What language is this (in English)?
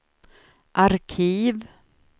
Swedish